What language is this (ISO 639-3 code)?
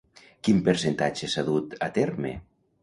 cat